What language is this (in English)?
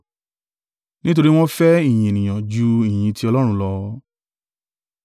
Yoruba